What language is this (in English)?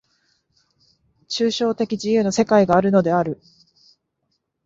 Japanese